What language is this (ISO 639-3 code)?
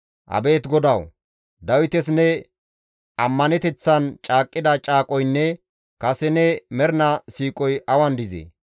gmv